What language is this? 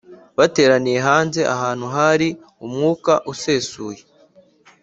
Kinyarwanda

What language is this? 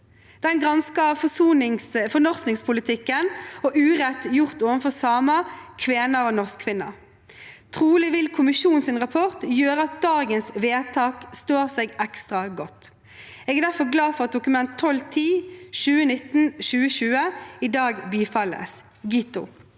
Norwegian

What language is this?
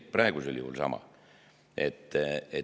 Estonian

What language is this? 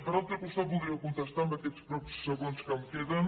Catalan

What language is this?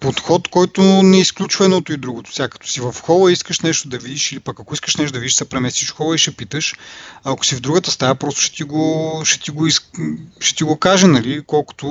Bulgarian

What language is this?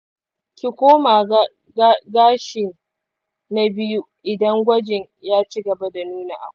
Hausa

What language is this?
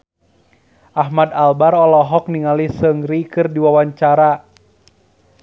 Sundanese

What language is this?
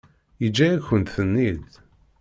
Kabyle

